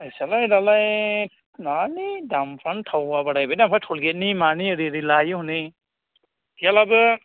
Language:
Bodo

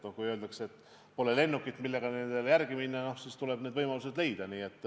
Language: Estonian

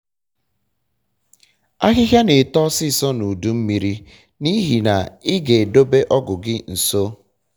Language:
Igbo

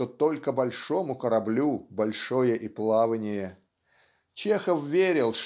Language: Russian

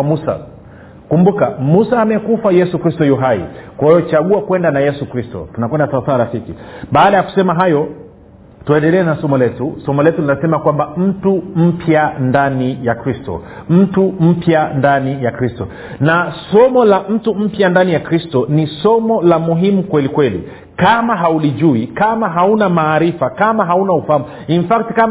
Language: Swahili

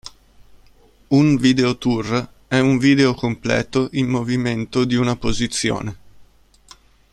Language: Italian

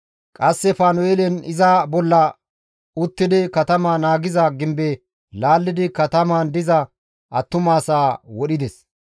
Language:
Gamo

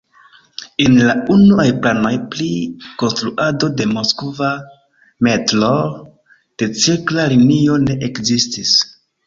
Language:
Esperanto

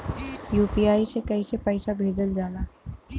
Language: Bhojpuri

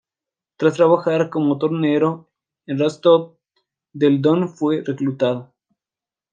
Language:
Spanish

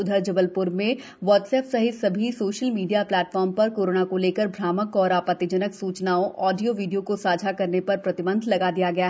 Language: Hindi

